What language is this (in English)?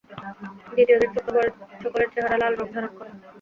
Bangla